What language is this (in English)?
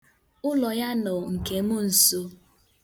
Igbo